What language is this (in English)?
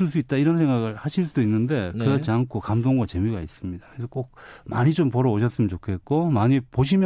Korean